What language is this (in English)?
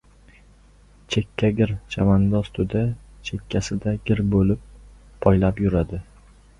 Uzbek